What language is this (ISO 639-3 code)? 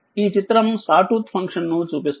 tel